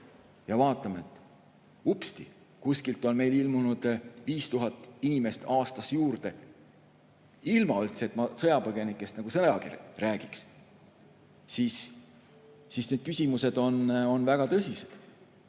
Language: Estonian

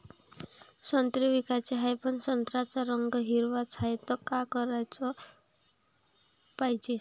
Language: Marathi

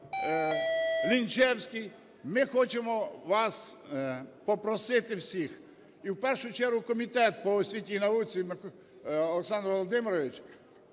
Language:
Ukrainian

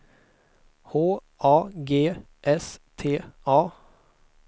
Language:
Swedish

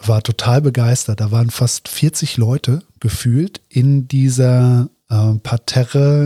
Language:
German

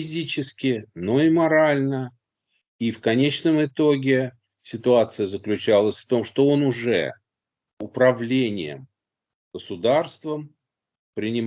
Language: Russian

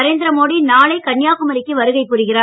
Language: Tamil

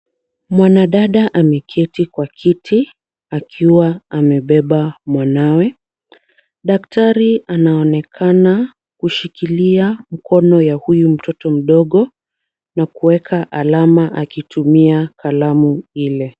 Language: Swahili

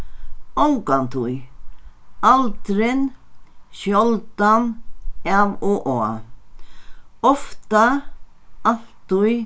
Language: Faroese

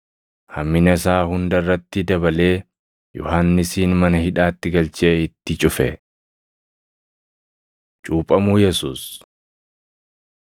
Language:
Oromo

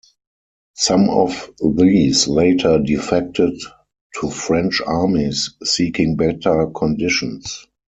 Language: English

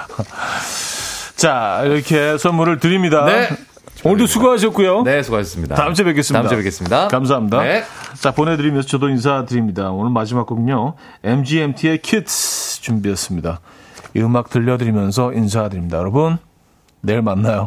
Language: Korean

